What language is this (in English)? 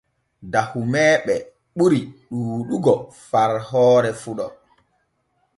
Borgu Fulfulde